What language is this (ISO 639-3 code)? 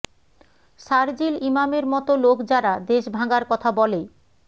ben